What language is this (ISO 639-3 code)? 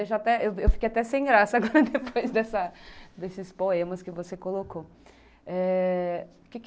por